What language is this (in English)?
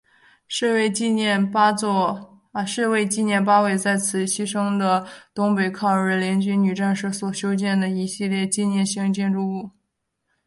Chinese